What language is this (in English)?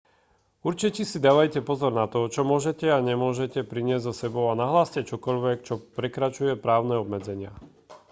Slovak